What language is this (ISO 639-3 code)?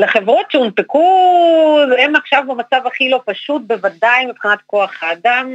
heb